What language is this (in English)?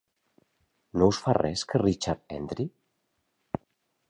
Catalan